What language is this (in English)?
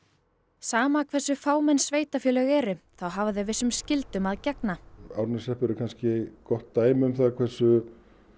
Icelandic